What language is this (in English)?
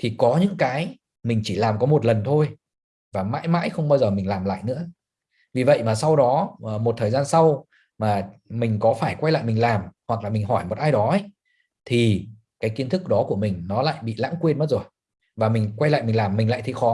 Vietnamese